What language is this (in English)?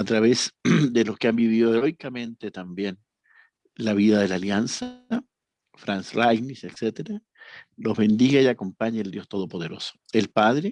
Spanish